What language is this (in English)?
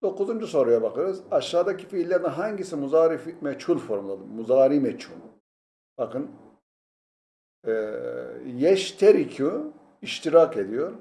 Turkish